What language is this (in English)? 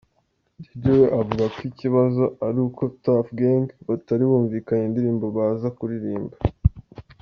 Kinyarwanda